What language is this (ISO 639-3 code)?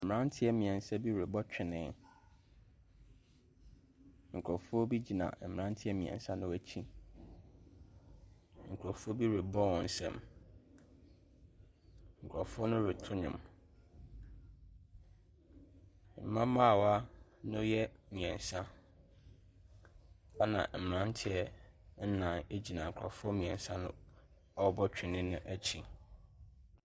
aka